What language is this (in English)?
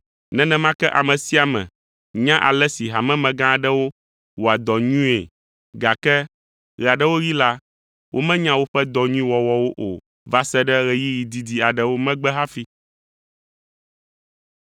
Ewe